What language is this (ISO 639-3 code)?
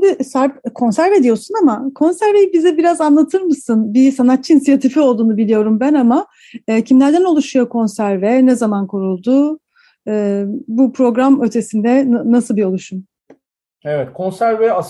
tur